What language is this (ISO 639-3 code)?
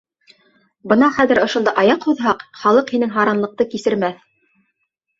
bak